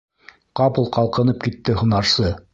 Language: Bashkir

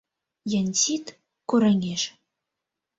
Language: Mari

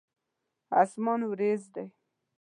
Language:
Pashto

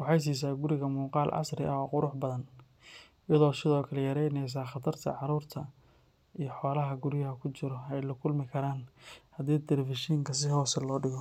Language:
Somali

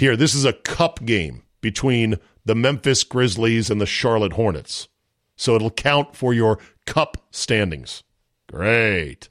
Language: English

